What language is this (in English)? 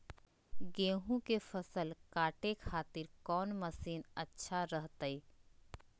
Magahi